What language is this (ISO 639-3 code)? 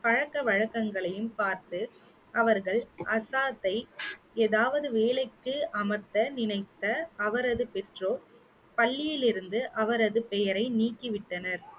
tam